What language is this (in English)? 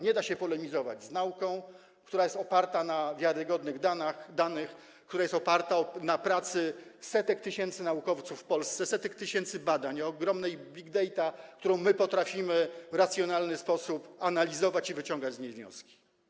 Polish